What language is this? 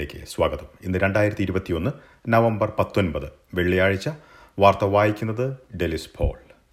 Malayalam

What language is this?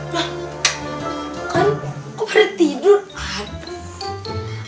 Indonesian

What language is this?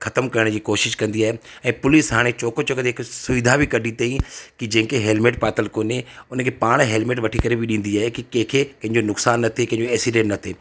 Sindhi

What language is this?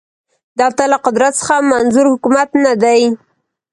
Pashto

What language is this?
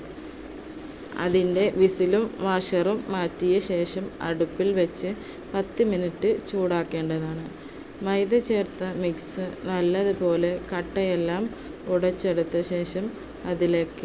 Malayalam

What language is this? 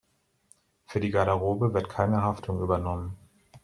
German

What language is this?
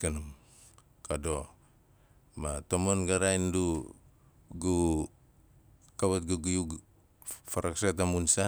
Nalik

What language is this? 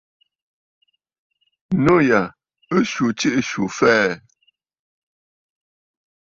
Bafut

